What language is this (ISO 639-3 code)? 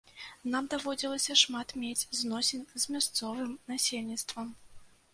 bel